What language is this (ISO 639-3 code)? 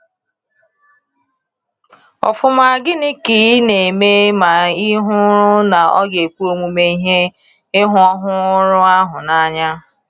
ibo